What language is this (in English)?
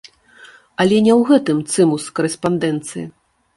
Belarusian